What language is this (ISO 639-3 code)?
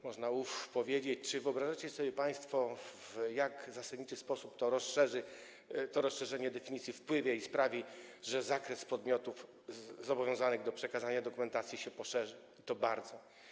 pol